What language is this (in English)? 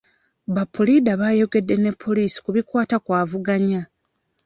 Ganda